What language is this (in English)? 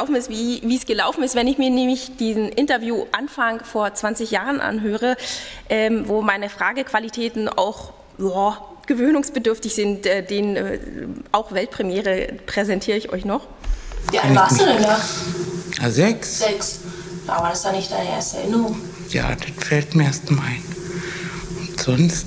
German